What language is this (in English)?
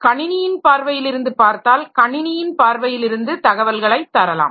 Tamil